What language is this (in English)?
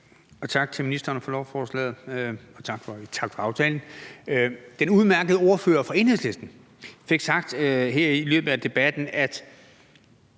Danish